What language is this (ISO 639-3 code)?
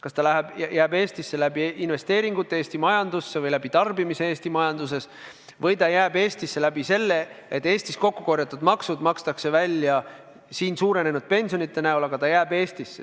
est